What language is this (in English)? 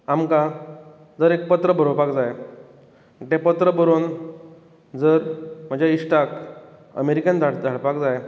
Konkani